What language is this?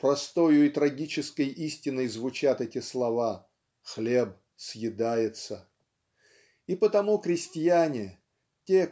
Russian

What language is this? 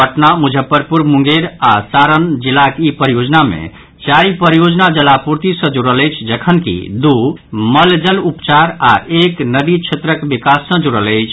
Maithili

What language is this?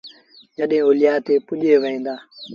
Sindhi Bhil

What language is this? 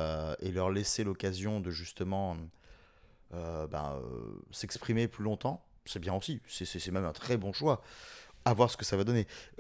French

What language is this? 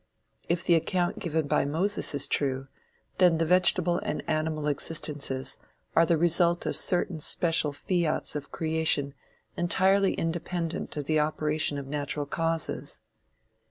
English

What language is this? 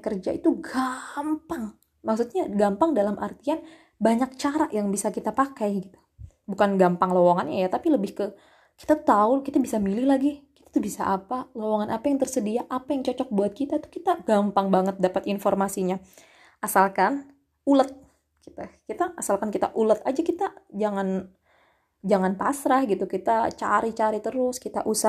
Indonesian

